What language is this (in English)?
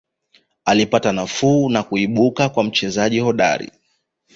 Swahili